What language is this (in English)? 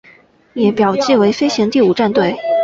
Chinese